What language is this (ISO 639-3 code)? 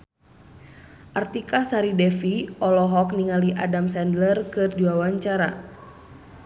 sun